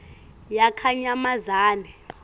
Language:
Swati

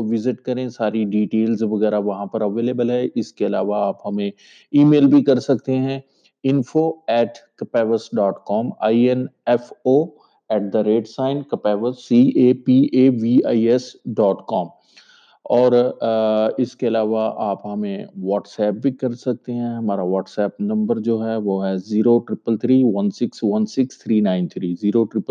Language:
Urdu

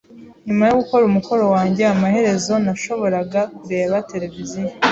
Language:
Kinyarwanda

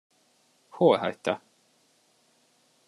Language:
Hungarian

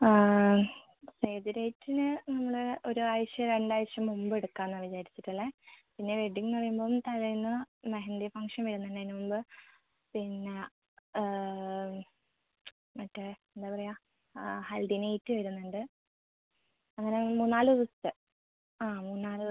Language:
Malayalam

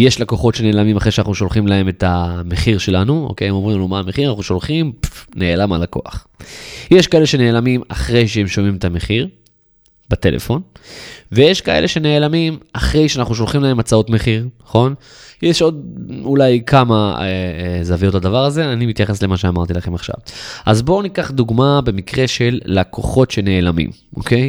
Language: Hebrew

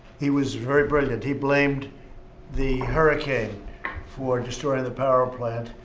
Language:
English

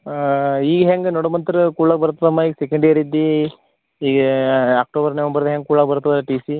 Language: Kannada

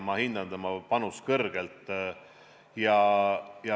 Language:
Estonian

